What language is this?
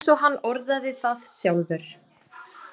Icelandic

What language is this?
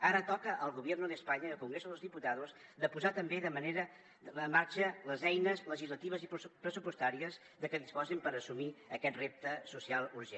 Catalan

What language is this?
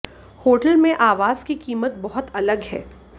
Hindi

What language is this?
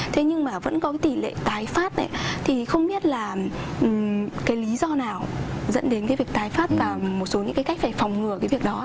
Vietnamese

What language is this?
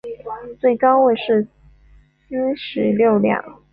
Chinese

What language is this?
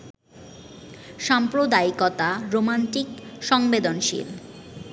Bangla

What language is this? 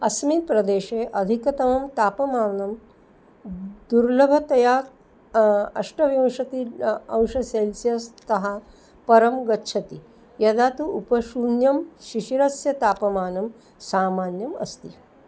Sanskrit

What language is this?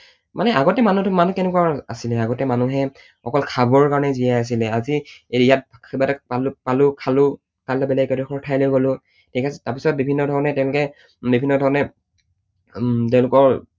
Assamese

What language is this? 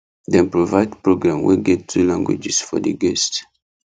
Nigerian Pidgin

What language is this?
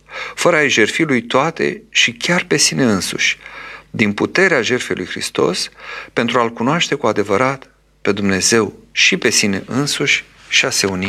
Romanian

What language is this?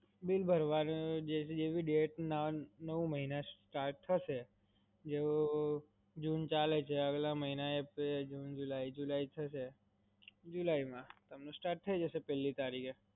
Gujarati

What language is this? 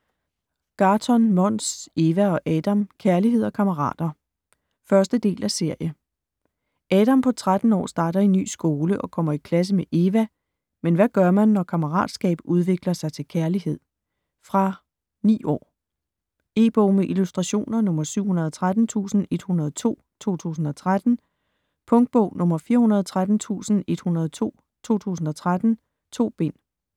Danish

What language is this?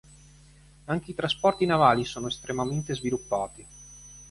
Italian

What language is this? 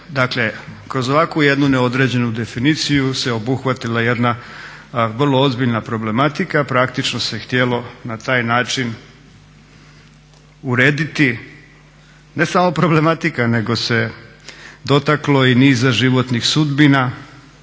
Croatian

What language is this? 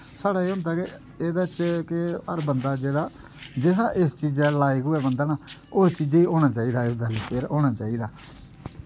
Dogri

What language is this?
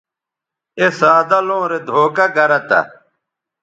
Bateri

